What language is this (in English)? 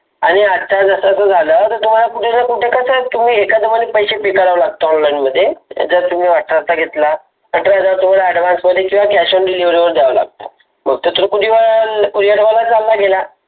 Marathi